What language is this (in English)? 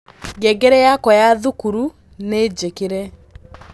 Kikuyu